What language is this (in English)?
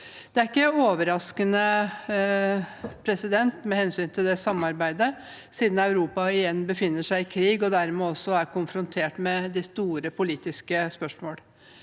Norwegian